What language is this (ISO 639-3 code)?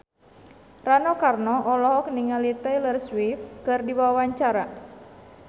sun